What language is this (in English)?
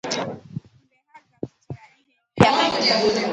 Igbo